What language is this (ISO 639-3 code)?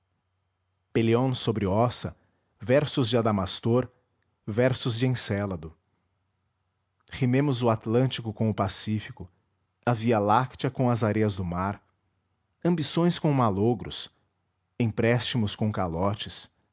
por